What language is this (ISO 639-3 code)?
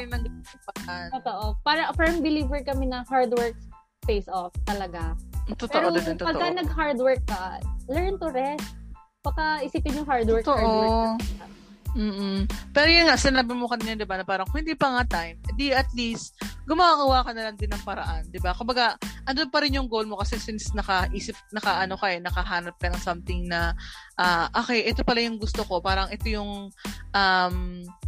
fil